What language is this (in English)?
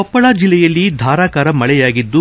Kannada